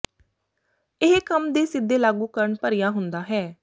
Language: Punjabi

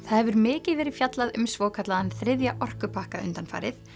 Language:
Icelandic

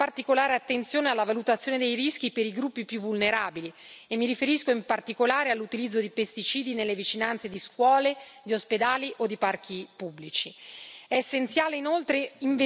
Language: Italian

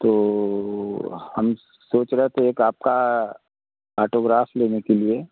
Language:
Hindi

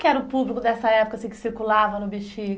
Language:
Portuguese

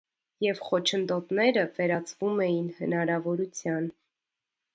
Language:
Armenian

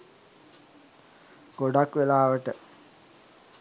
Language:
Sinhala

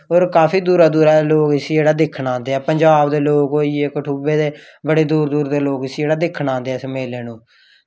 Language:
Dogri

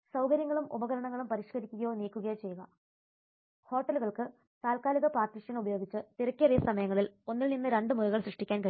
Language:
Malayalam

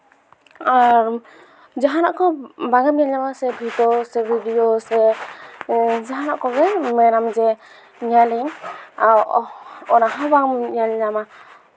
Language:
Santali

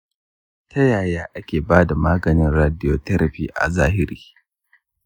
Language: Hausa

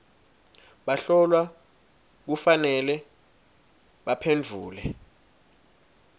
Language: Swati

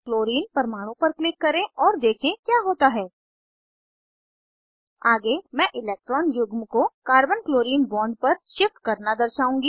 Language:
Hindi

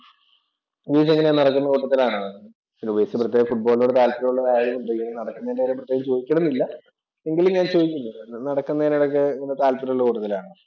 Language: Malayalam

